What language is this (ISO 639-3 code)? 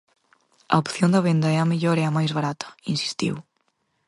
glg